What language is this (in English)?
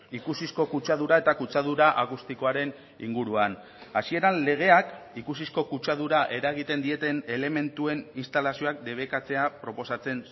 Basque